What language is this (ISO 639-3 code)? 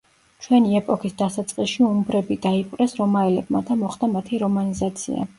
kat